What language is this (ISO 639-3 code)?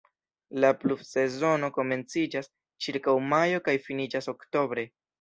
epo